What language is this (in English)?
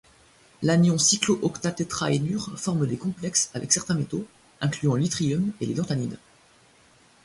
French